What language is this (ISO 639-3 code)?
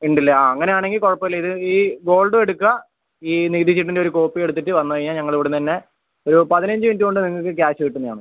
mal